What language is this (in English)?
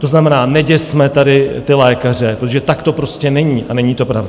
Czech